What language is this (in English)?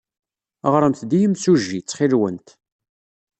Kabyle